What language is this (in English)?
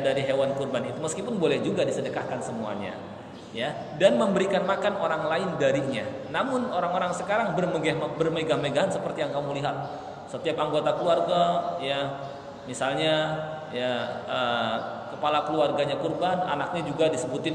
Indonesian